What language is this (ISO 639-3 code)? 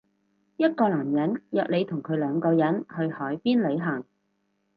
yue